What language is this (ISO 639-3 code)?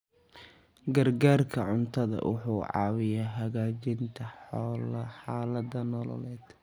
som